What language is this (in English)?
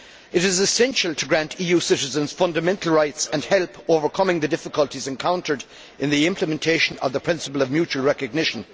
English